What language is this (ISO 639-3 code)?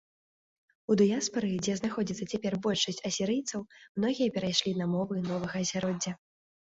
bel